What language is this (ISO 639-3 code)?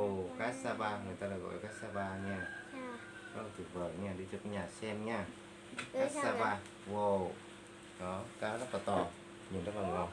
vie